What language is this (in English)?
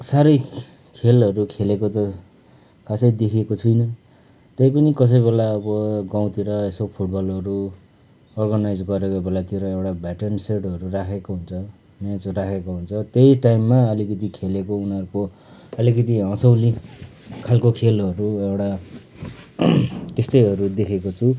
Nepali